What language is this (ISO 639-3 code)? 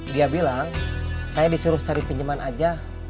ind